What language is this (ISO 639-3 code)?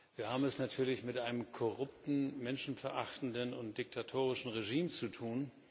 deu